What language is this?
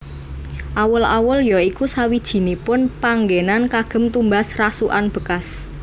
Javanese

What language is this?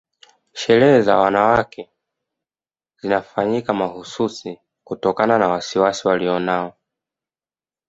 Swahili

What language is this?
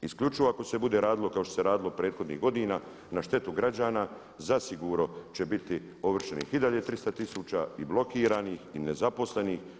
Croatian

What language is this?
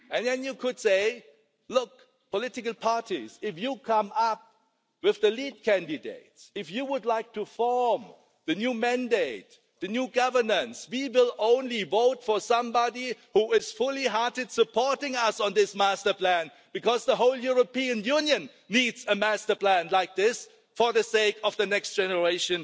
English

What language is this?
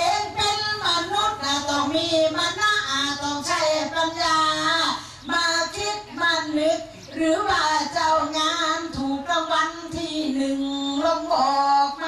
Thai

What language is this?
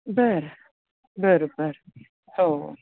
Marathi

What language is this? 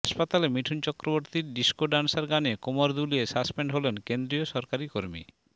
Bangla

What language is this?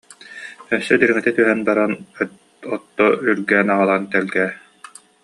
Yakut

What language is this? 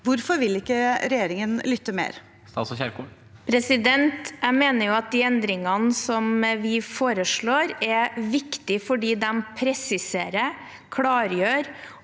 Norwegian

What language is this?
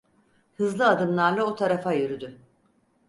Turkish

